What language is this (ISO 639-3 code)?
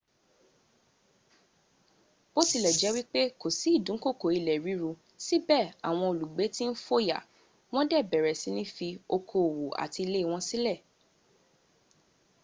yor